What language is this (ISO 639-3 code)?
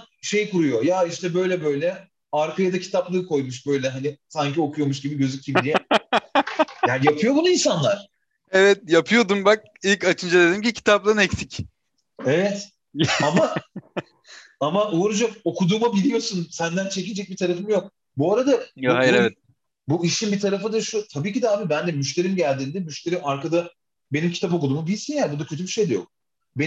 tur